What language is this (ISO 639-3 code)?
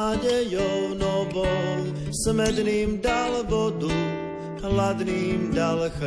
slk